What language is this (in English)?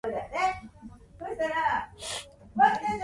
Japanese